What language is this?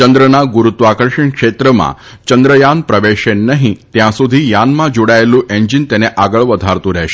Gujarati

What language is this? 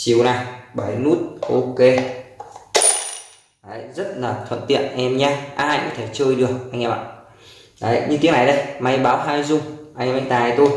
Vietnamese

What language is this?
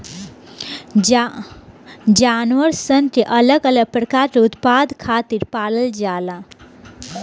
Bhojpuri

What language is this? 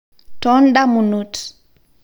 Masai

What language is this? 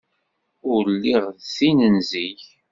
Kabyle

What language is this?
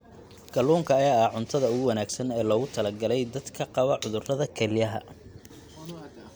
Somali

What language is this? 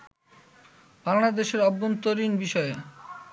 Bangla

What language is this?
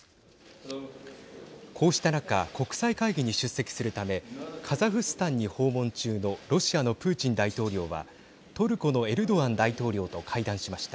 Japanese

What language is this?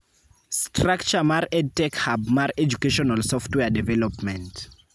Luo (Kenya and Tanzania)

